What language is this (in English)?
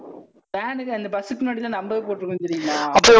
Tamil